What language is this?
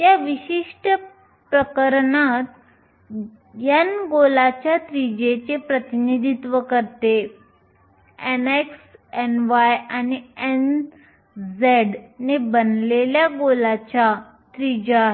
Marathi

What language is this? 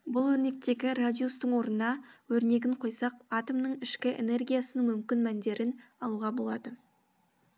Kazakh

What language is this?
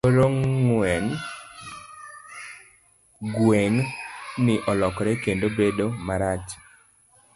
Luo (Kenya and Tanzania)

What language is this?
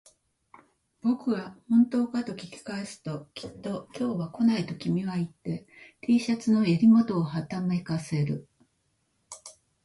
Japanese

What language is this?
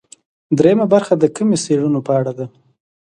Pashto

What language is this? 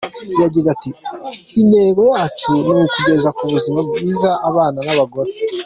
Kinyarwanda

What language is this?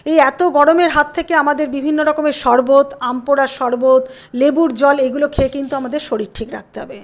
Bangla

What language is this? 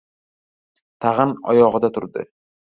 Uzbek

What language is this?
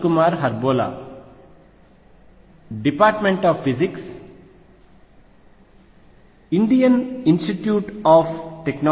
Telugu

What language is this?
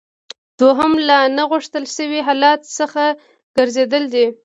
Pashto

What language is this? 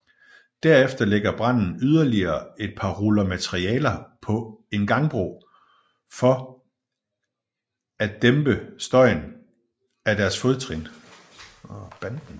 Danish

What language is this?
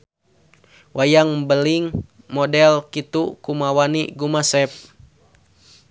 Sundanese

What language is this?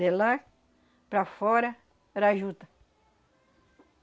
Portuguese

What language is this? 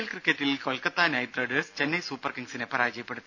Malayalam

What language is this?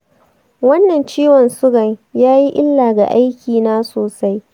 Hausa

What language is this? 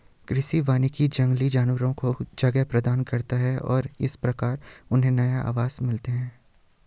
Hindi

